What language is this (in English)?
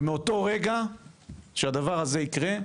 Hebrew